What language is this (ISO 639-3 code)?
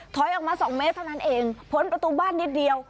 tha